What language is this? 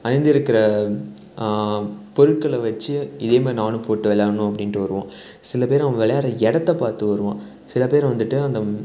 Tamil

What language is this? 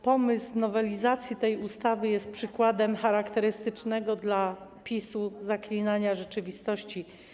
Polish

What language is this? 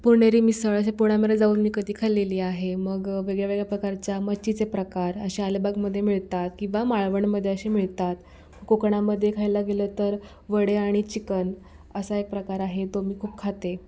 Marathi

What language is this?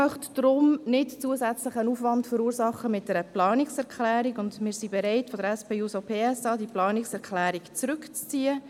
Swiss German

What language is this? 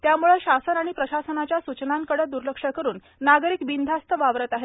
Marathi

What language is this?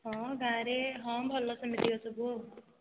Odia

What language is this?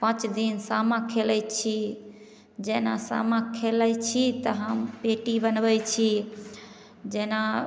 Maithili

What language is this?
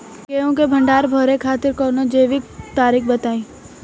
Bhojpuri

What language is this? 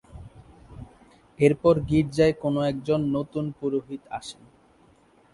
Bangla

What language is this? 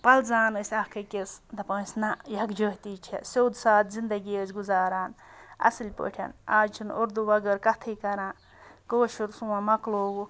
Kashmiri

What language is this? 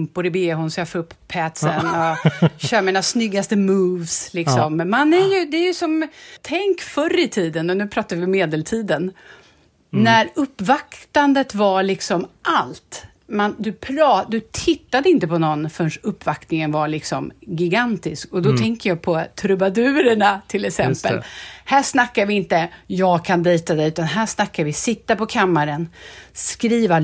Swedish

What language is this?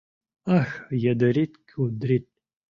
Mari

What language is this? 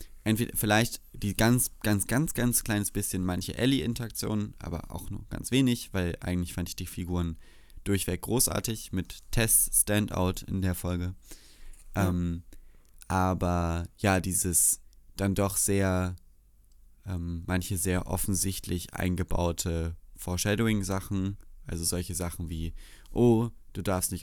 German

